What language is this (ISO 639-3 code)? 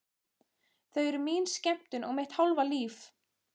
isl